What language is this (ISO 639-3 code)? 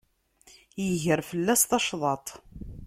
kab